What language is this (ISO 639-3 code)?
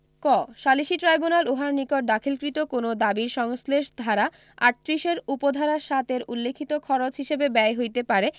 ben